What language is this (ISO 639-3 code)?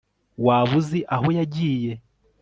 kin